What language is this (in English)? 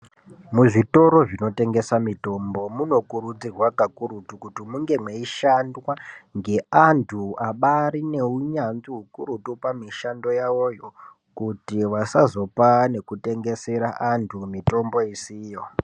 Ndau